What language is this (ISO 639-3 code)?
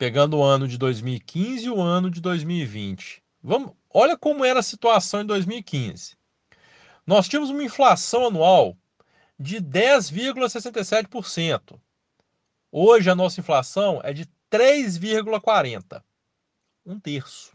por